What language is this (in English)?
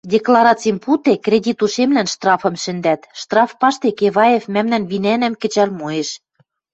Western Mari